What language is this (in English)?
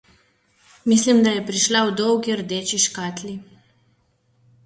Slovenian